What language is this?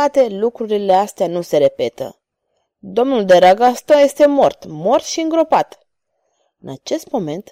Romanian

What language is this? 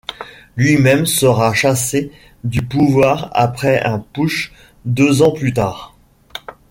French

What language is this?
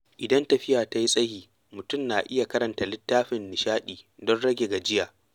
Hausa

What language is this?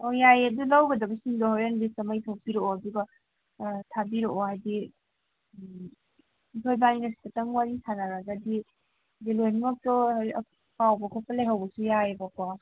Manipuri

